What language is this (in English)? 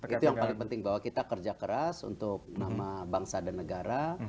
Indonesian